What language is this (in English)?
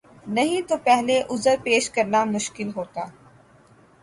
Urdu